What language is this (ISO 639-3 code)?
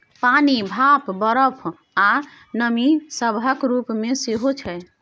mai